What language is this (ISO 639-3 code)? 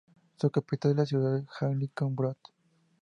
spa